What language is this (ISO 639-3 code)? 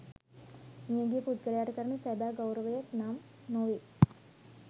sin